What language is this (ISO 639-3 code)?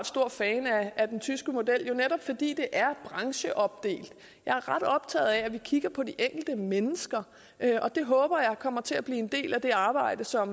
dan